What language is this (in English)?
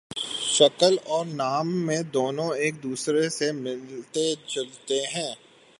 Urdu